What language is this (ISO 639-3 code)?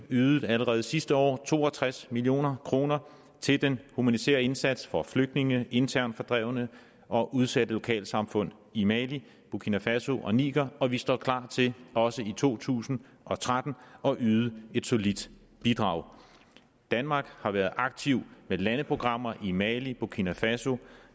dan